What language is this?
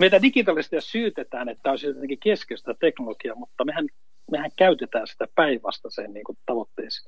Finnish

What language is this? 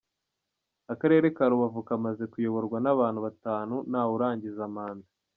Kinyarwanda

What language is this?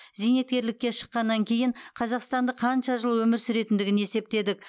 Kazakh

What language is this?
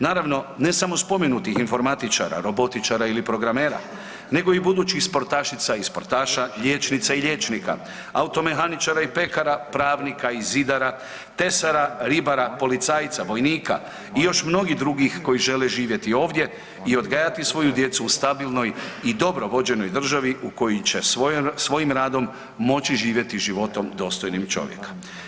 Croatian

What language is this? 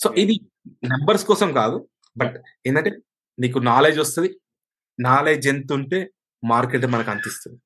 Telugu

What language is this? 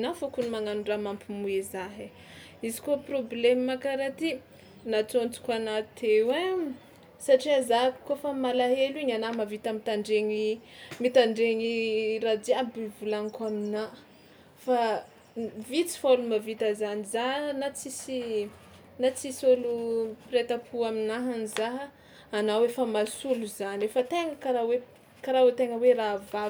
Tsimihety Malagasy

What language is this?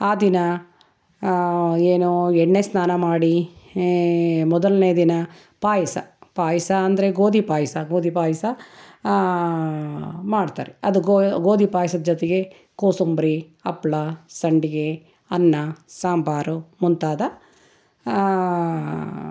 Kannada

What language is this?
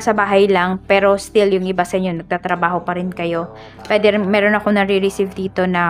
Filipino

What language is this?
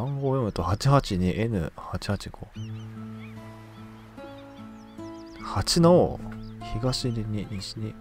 Japanese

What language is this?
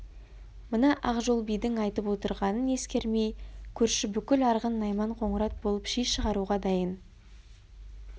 Kazakh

